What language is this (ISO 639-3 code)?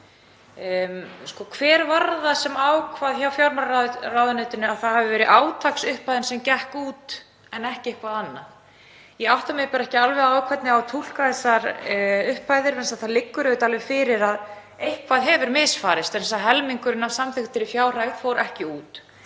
isl